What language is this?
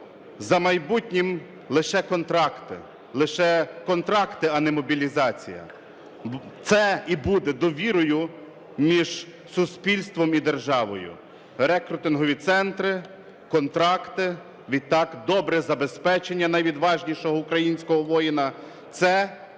Ukrainian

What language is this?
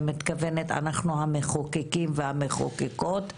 Hebrew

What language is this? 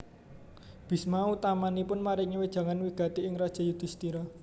Javanese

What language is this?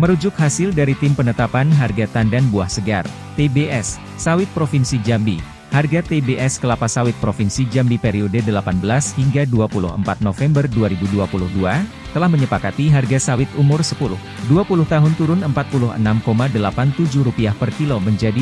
Indonesian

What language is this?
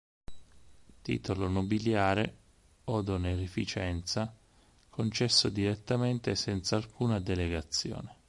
Italian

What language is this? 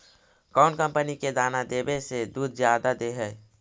Magahi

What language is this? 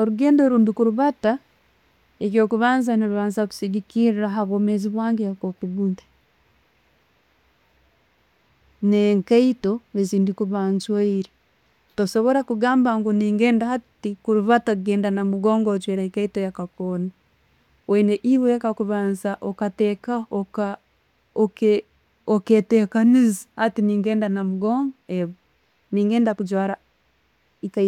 Tooro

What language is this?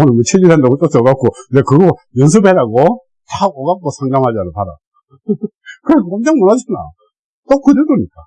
Korean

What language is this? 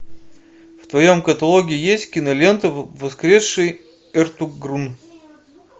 Russian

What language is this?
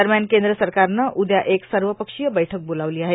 Marathi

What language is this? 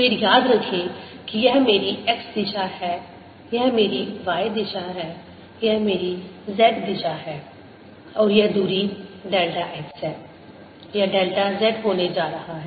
Hindi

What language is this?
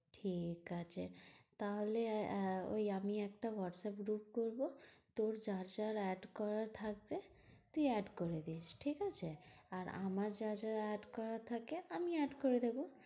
Bangla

